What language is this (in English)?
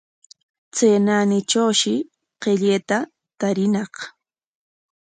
Corongo Ancash Quechua